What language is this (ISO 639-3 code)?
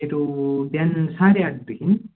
nep